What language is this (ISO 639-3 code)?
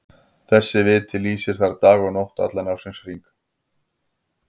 isl